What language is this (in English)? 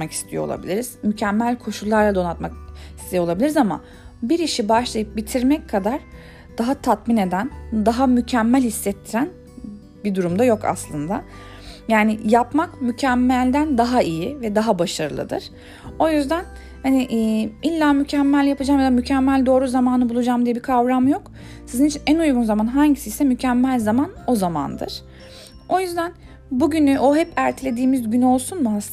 Turkish